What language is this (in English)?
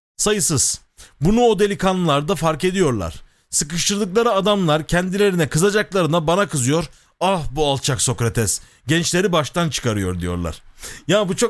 Turkish